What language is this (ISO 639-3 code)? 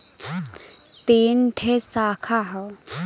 bho